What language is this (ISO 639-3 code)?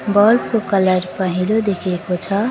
nep